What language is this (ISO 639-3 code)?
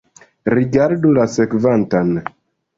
epo